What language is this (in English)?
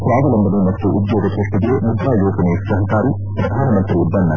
Kannada